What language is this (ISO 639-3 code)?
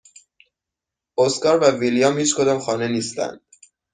fas